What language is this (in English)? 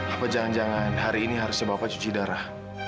Indonesian